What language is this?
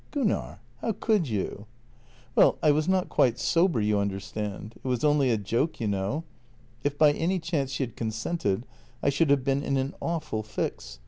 English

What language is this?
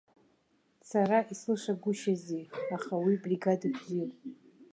Abkhazian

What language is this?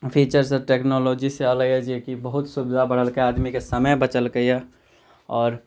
Maithili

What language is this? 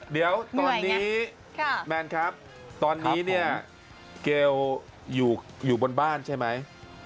Thai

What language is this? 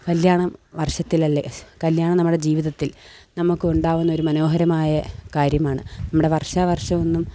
Malayalam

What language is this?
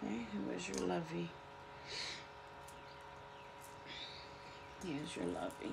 English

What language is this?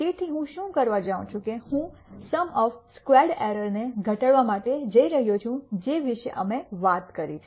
Gujarati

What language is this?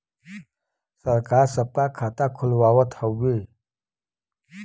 Bhojpuri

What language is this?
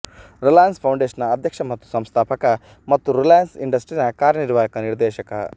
Kannada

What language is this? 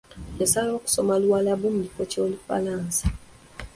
Ganda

